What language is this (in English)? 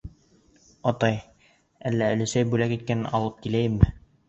Bashkir